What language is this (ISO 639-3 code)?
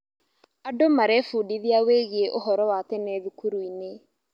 kik